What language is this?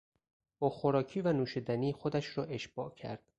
Persian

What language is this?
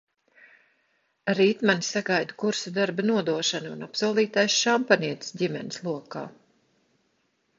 Latvian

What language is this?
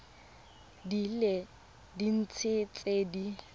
Tswana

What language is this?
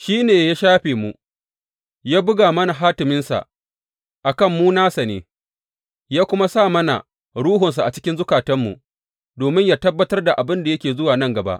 Hausa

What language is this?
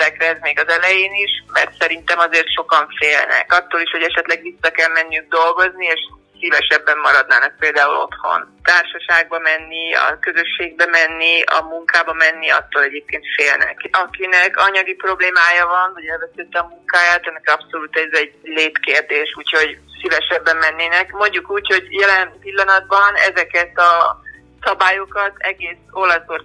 Hungarian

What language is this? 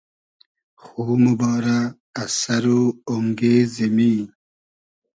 Hazaragi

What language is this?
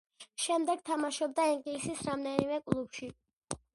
Georgian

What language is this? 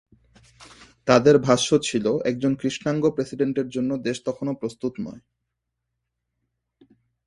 Bangla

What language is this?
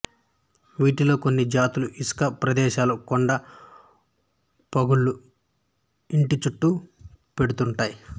Telugu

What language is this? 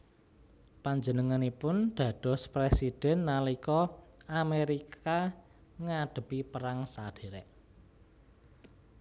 Javanese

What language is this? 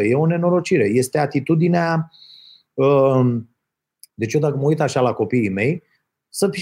Romanian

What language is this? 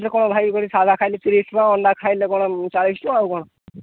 Odia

